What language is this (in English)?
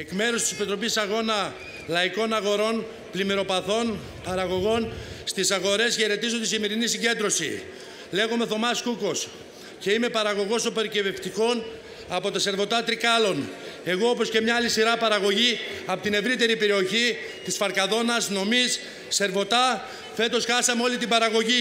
Greek